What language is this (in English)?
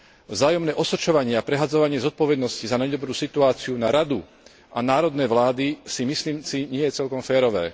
Slovak